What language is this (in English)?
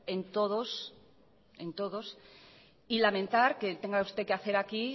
Spanish